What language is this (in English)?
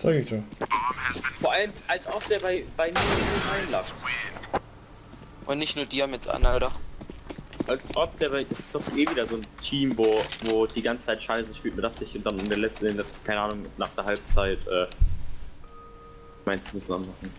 German